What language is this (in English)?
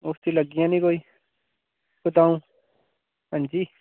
Dogri